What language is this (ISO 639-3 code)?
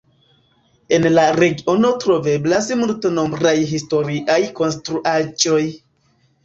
epo